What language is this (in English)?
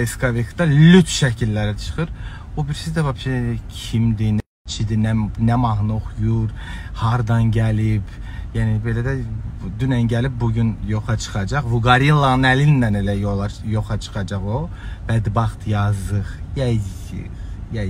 Turkish